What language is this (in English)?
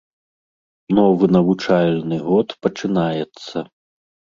Belarusian